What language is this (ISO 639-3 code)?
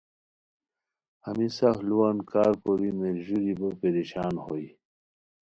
khw